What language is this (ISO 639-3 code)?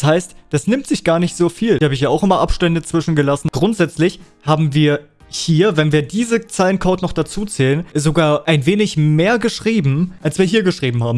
deu